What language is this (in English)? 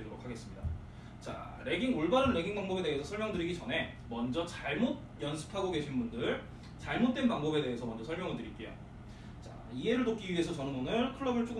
Korean